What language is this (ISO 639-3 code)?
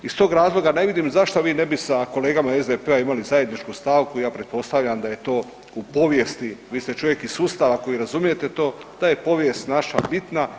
hrv